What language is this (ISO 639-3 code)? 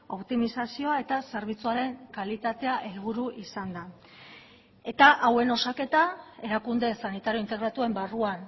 eus